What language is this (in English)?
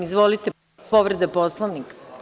Serbian